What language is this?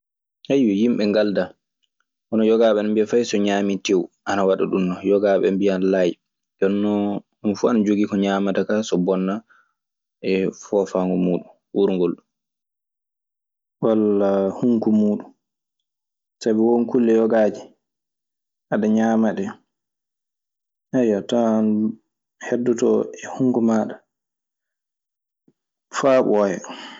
Maasina Fulfulde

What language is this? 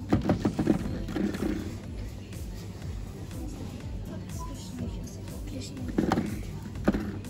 Russian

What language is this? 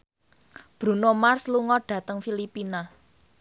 Javanese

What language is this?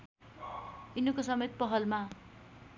Nepali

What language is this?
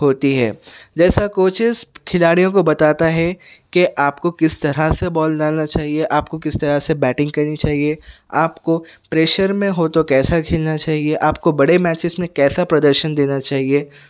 Urdu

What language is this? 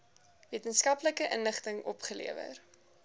Afrikaans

